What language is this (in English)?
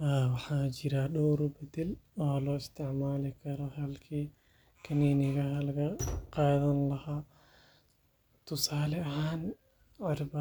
Somali